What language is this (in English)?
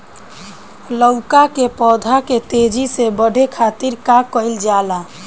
Bhojpuri